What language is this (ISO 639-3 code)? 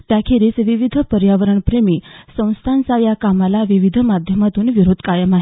mar